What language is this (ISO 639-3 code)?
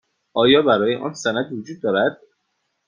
fas